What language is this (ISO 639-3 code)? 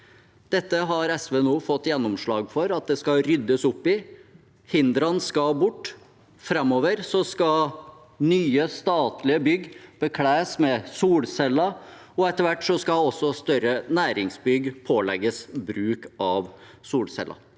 nor